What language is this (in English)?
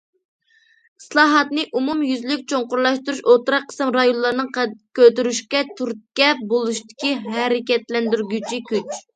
Uyghur